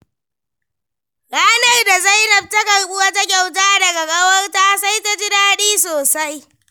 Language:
Hausa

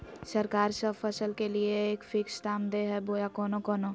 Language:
Magahi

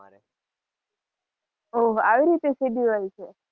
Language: Gujarati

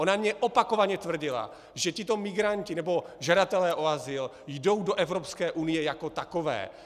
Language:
Czech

